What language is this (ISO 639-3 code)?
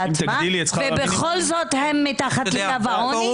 heb